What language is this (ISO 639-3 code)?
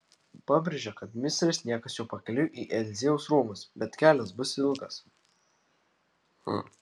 lit